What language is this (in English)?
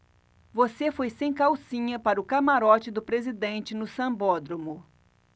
Portuguese